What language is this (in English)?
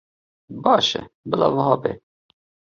Kurdish